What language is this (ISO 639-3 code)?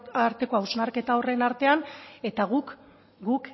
eus